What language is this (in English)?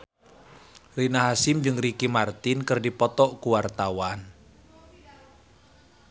Sundanese